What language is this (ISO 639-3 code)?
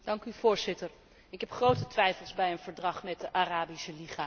nld